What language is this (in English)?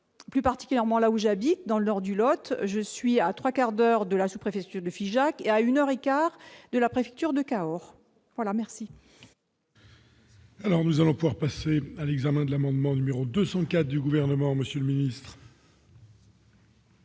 French